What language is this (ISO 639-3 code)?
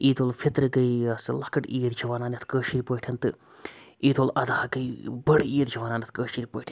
kas